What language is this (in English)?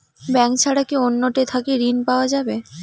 Bangla